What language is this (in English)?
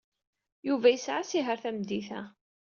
Kabyle